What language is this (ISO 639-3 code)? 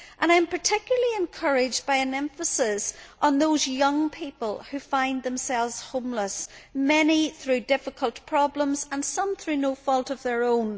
eng